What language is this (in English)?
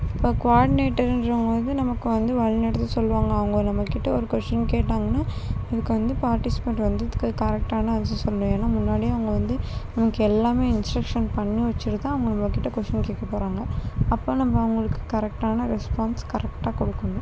Tamil